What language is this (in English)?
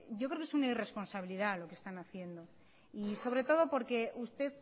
Spanish